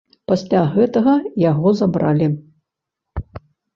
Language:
Belarusian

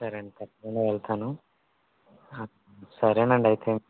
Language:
Telugu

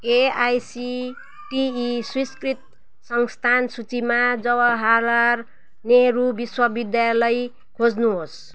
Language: Nepali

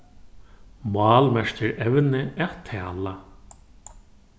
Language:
Faroese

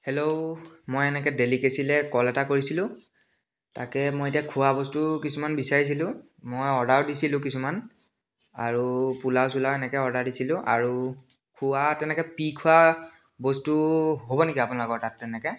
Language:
Assamese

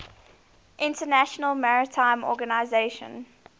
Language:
English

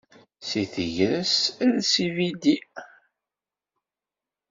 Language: Kabyle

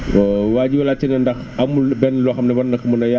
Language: Wolof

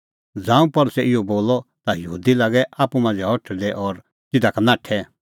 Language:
Kullu Pahari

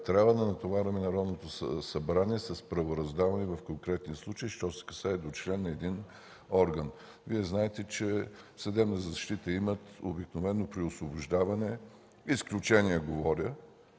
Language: Bulgarian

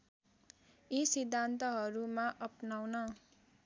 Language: Nepali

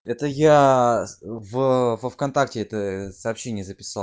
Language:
Russian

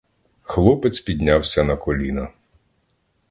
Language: Ukrainian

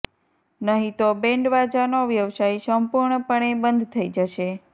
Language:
Gujarati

